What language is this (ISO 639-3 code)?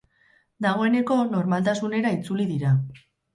eus